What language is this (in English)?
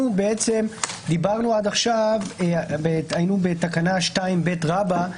Hebrew